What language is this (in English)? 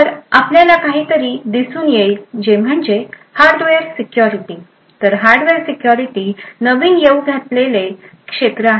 Marathi